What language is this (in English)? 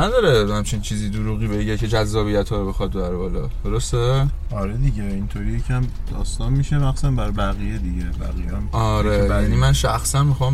Persian